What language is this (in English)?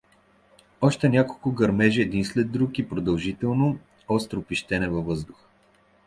Bulgarian